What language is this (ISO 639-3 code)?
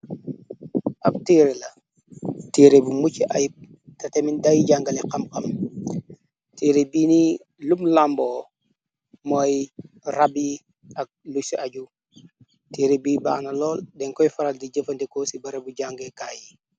wol